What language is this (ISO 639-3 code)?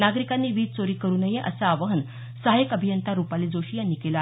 mar